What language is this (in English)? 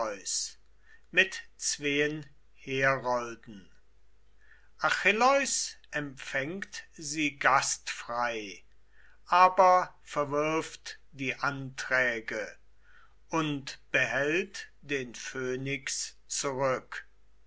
German